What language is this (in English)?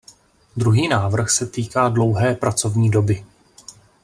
Czech